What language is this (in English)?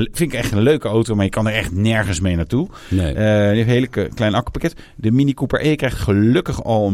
Dutch